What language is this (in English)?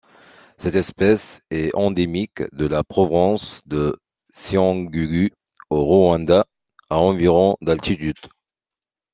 French